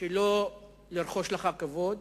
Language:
Hebrew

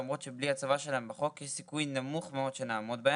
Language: Hebrew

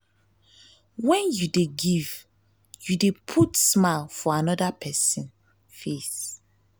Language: Nigerian Pidgin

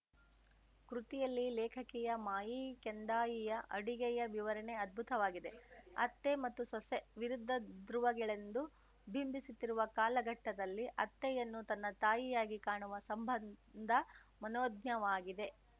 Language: Kannada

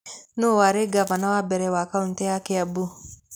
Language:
Kikuyu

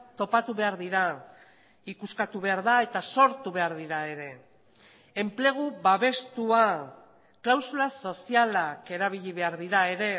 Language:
Basque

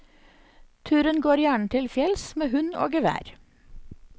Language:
Norwegian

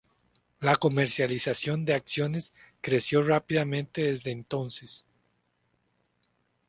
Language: Spanish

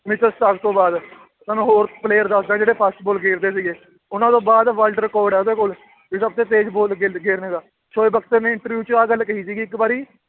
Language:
Punjabi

